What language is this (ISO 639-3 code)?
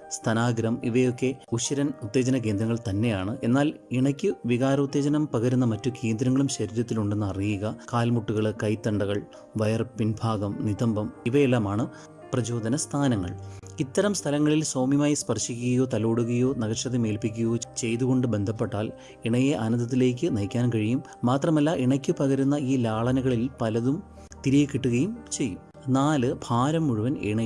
tur